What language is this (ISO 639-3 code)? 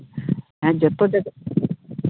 sat